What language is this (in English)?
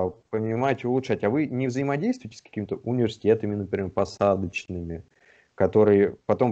Russian